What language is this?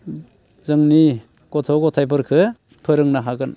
Bodo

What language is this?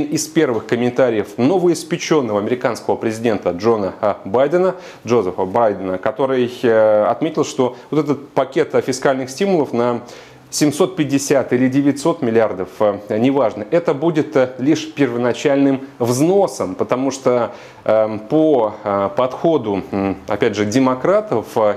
Russian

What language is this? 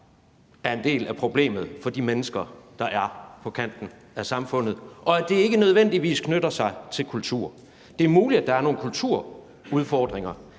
Danish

